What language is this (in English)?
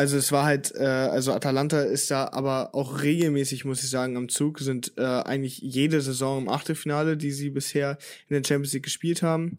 German